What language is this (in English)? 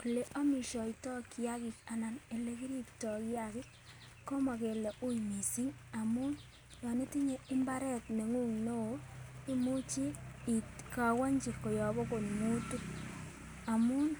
Kalenjin